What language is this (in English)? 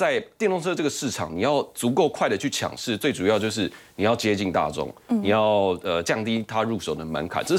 Chinese